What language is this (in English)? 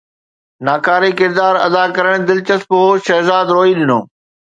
Sindhi